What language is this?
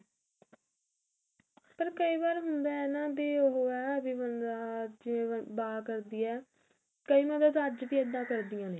Punjabi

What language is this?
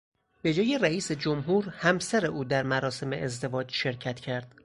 Persian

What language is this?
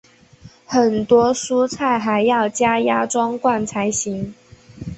Chinese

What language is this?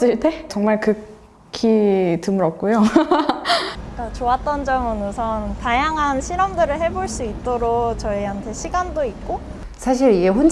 Korean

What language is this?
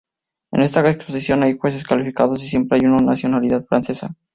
Spanish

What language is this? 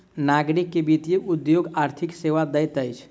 Maithili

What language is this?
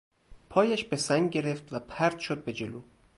Persian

